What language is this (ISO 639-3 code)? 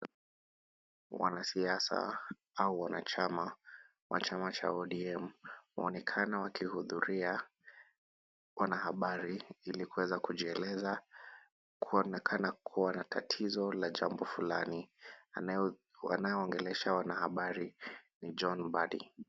swa